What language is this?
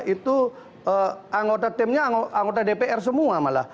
Indonesian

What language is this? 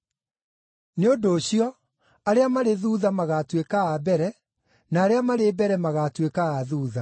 Kikuyu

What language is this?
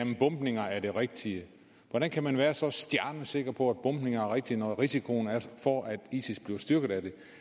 Danish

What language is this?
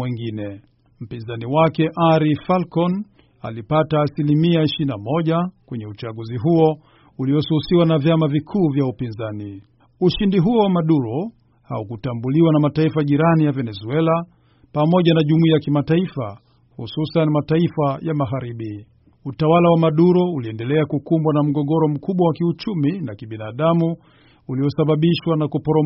Swahili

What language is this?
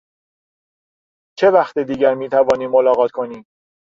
Persian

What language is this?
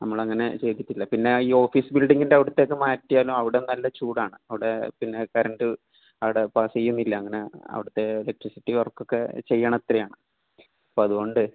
Malayalam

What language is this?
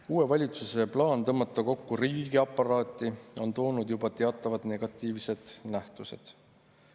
Estonian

